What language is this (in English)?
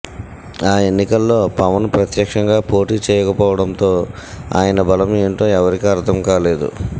Telugu